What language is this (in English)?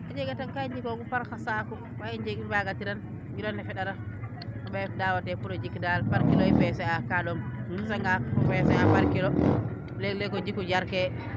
Serer